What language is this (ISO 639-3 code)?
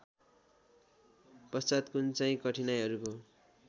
nep